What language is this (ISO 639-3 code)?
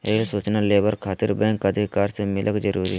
mag